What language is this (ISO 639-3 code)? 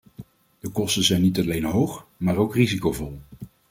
nld